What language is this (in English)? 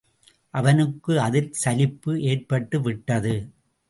Tamil